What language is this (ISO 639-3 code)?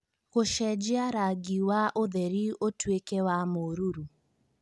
kik